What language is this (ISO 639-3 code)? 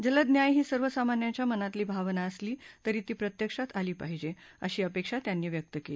mar